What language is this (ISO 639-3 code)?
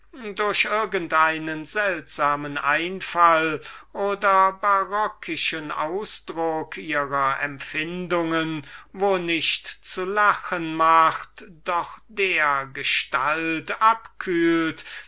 deu